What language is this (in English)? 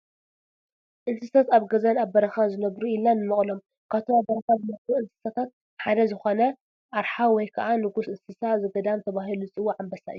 Tigrinya